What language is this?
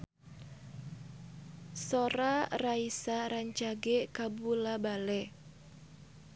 Sundanese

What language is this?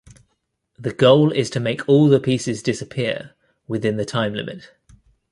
English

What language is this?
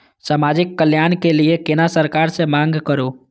Maithili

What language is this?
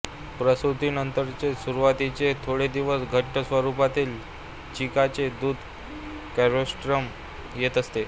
Marathi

